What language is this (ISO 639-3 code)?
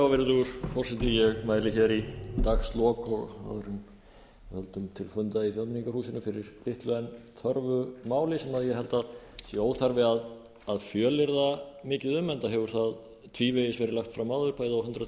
isl